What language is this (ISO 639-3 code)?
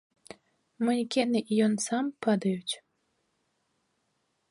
bel